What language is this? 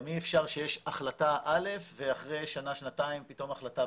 Hebrew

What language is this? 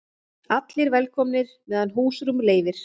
Icelandic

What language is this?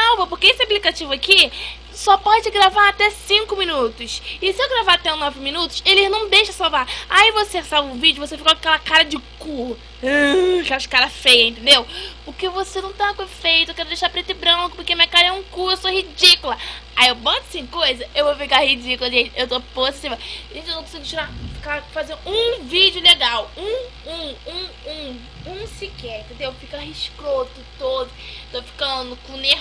Portuguese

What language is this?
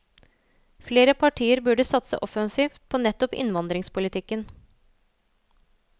Norwegian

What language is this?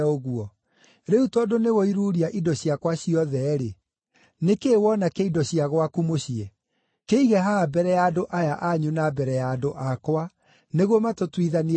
Kikuyu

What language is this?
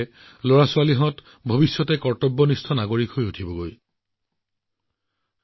Assamese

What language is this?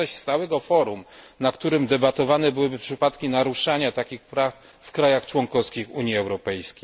Polish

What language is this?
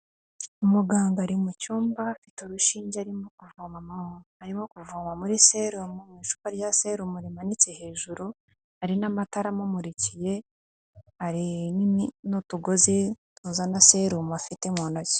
Kinyarwanda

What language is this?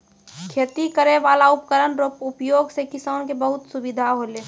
Maithili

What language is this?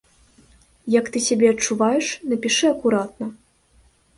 Belarusian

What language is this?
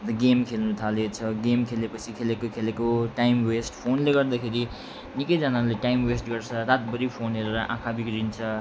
Nepali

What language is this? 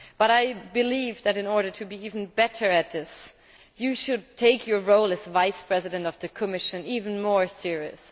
English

